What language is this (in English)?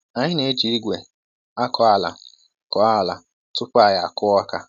Igbo